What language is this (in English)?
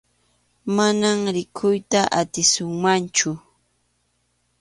Arequipa-La Unión Quechua